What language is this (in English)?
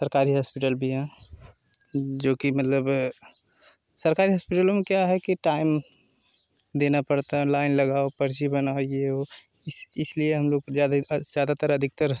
Hindi